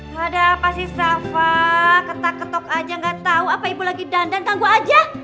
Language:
Indonesian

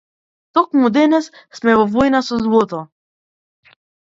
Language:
Macedonian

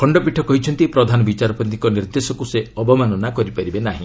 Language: Odia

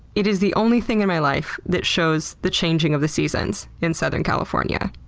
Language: English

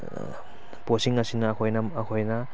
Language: Manipuri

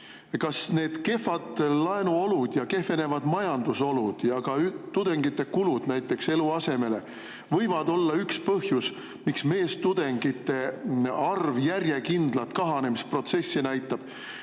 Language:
Estonian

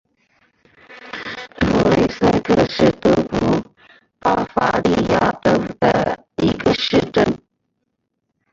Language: Chinese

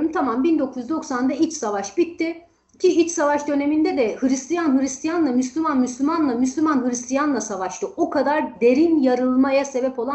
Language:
Turkish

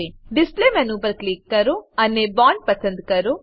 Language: Gujarati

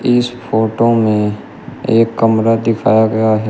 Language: Hindi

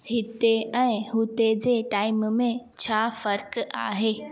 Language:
Sindhi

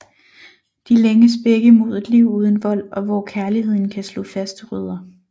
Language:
Danish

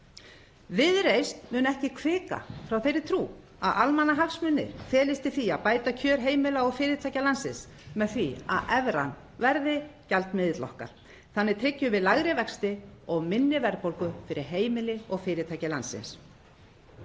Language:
Icelandic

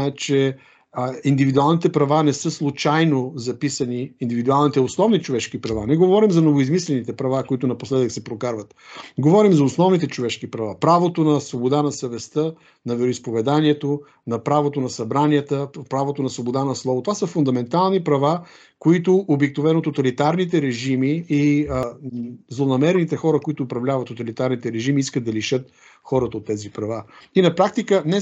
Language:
Bulgarian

